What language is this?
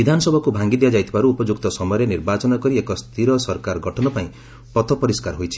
Odia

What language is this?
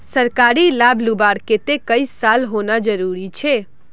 Magahi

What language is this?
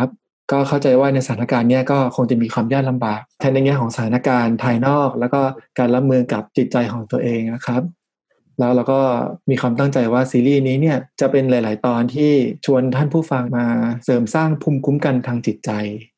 Thai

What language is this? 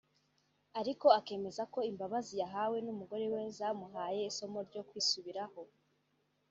Kinyarwanda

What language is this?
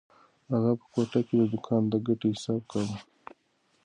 Pashto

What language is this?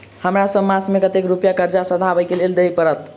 Maithili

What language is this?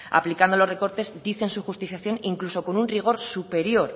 Spanish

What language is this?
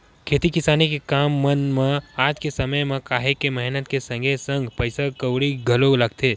Chhattisgarhi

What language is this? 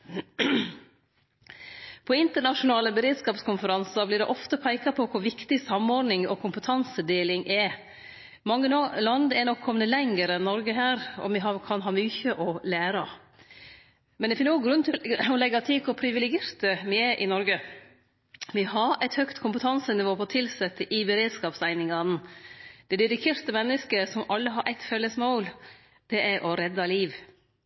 Norwegian Nynorsk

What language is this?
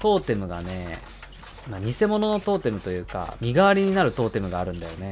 Japanese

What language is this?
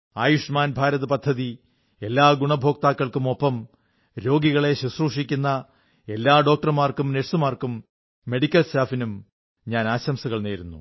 Malayalam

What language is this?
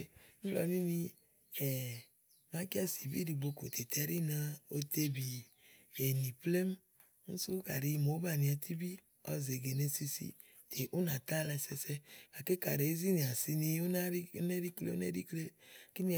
Igo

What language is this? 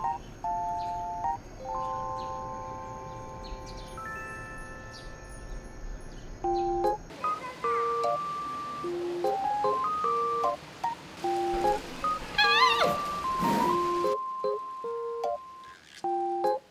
Korean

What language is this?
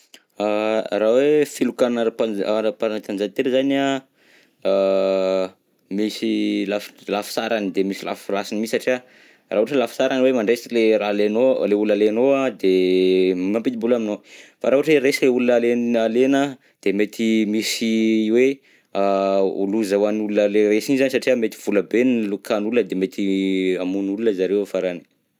Southern Betsimisaraka Malagasy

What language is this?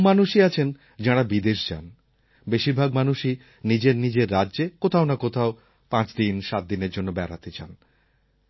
Bangla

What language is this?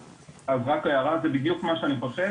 Hebrew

